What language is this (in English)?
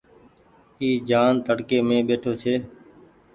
Goaria